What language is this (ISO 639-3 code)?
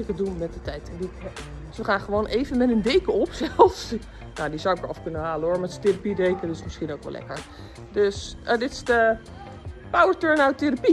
nld